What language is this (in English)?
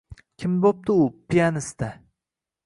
Uzbek